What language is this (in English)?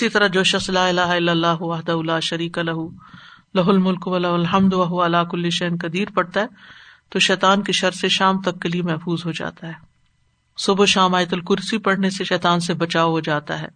Urdu